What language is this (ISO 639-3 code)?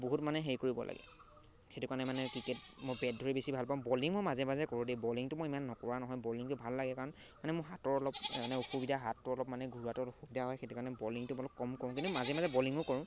asm